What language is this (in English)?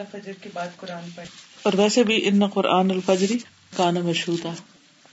Urdu